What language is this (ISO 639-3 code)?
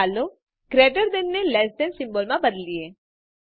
guj